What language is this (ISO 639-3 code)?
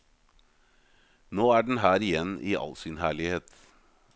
nor